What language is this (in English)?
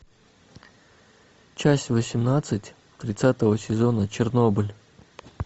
Russian